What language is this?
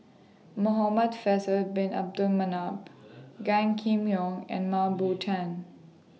English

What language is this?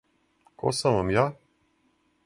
Serbian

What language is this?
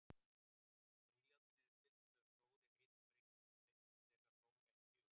Icelandic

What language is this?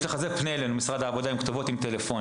Hebrew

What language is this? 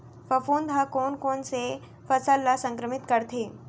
Chhattisgarhi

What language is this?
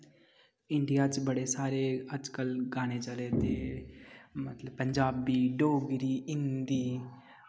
Dogri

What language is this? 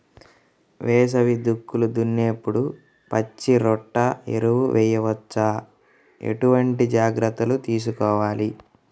Telugu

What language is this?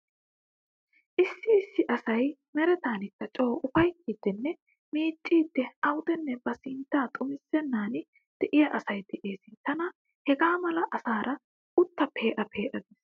Wolaytta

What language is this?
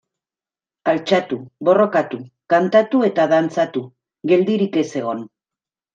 Basque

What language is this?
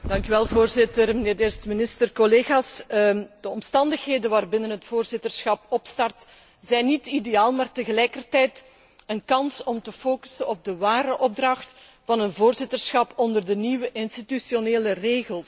Dutch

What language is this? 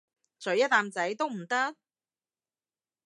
Cantonese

